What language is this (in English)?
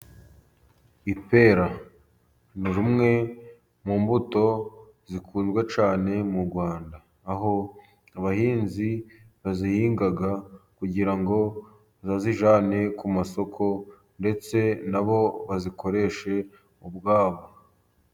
Kinyarwanda